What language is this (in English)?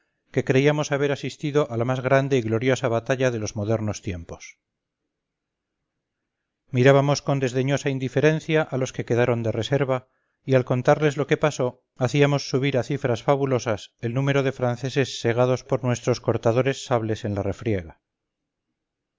Spanish